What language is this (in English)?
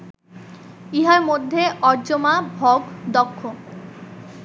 Bangla